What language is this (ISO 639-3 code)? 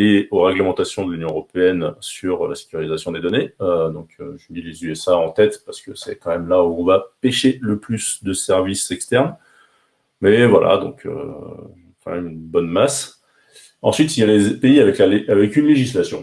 fra